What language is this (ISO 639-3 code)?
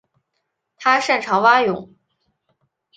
zho